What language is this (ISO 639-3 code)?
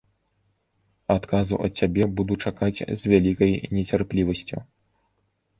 bel